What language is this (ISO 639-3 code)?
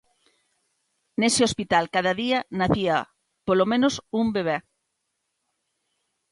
glg